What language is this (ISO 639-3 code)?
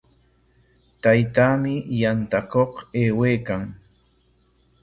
qwa